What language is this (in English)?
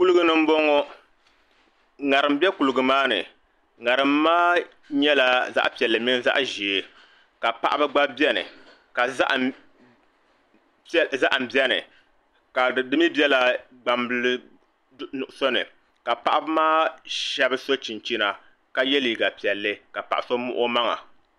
Dagbani